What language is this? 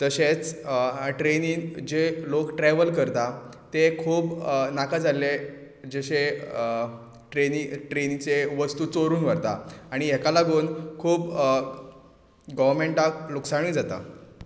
Konkani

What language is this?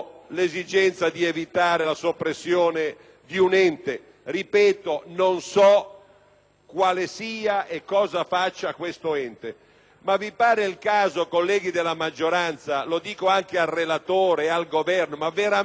Italian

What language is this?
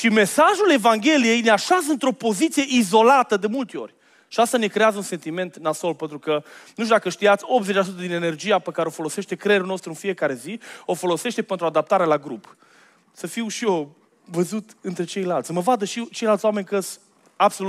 Romanian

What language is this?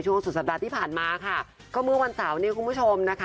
Thai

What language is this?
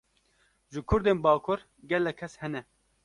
Kurdish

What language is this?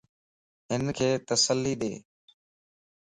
Lasi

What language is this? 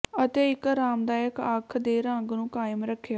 Punjabi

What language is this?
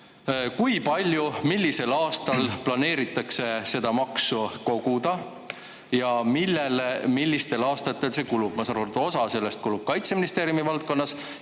Estonian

